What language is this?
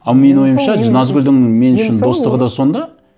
Kazakh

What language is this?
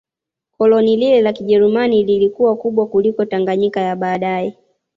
Swahili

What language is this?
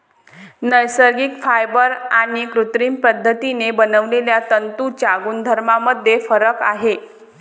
Marathi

